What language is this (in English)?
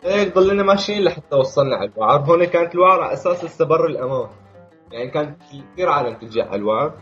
Arabic